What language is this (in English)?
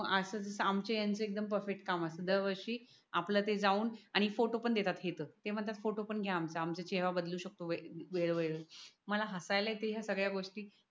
Marathi